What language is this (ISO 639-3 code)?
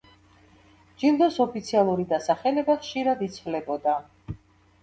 kat